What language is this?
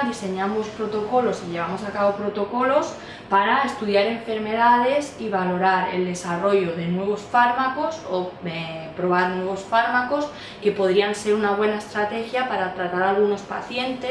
Spanish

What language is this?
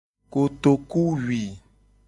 Gen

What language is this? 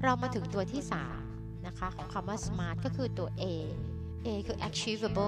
Thai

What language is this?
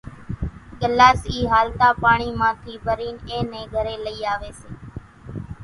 Kachi Koli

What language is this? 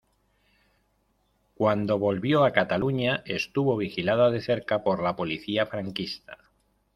Spanish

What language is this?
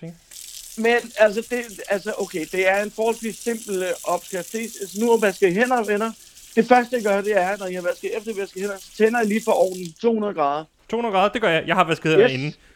Danish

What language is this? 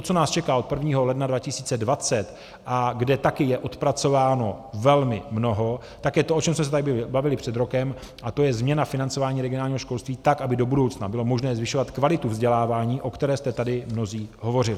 Czech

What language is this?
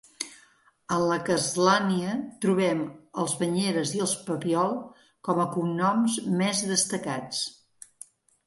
Catalan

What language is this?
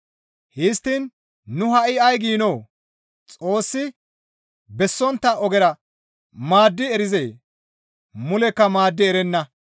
Gamo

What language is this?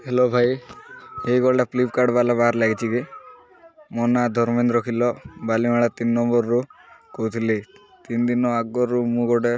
Odia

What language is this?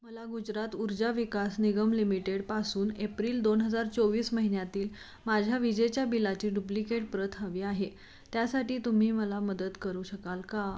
Marathi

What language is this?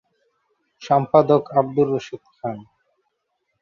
Bangla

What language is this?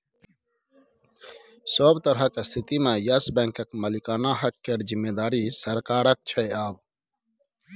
Maithili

